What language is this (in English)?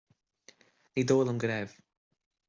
Irish